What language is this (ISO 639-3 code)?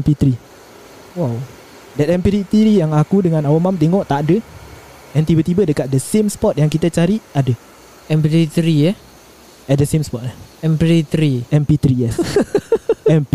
msa